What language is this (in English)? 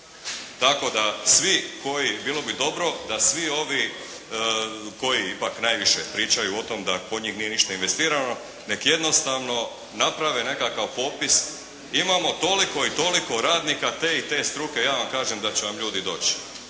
Croatian